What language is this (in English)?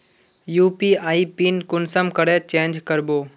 Magahi